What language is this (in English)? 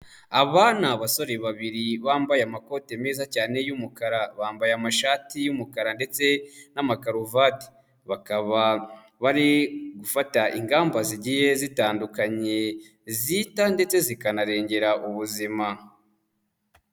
Kinyarwanda